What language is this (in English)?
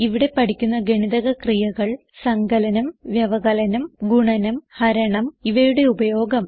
Malayalam